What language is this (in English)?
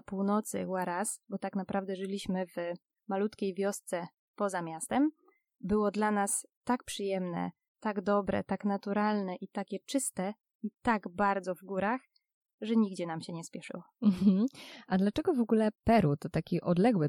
Polish